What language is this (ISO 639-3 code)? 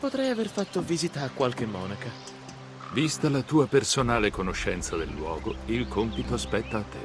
ita